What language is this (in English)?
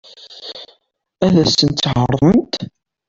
Kabyle